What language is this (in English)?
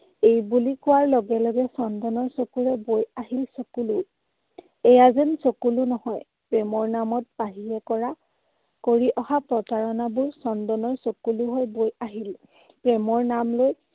Assamese